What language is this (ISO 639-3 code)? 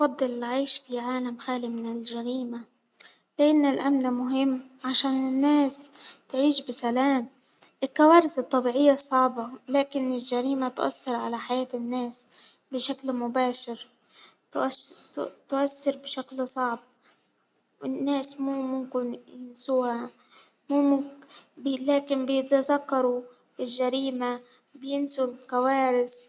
acw